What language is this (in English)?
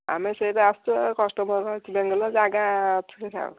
Odia